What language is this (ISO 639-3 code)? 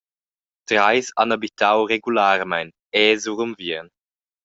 roh